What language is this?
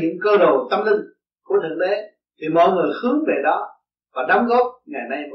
Vietnamese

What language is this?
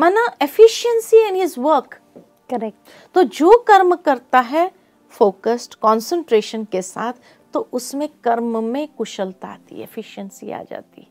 Hindi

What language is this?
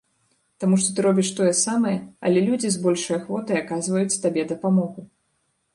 Belarusian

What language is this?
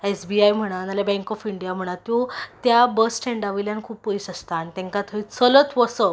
Konkani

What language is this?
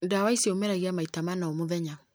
Kikuyu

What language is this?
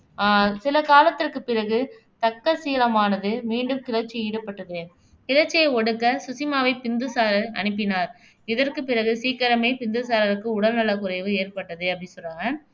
Tamil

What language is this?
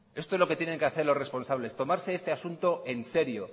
Spanish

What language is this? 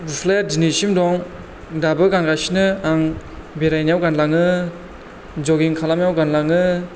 Bodo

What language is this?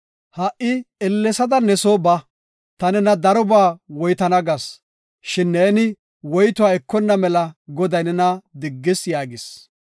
Gofa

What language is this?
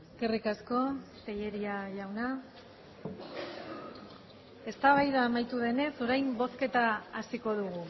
Basque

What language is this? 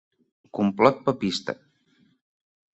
Catalan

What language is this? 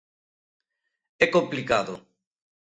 Galician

